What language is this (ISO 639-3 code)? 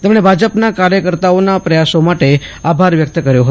guj